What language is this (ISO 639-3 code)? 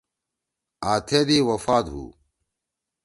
trw